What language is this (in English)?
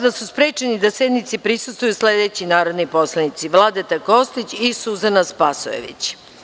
Serbian